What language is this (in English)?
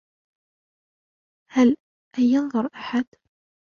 Arabic